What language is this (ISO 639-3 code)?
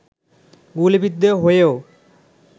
ben